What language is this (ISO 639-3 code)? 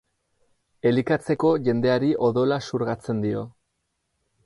eus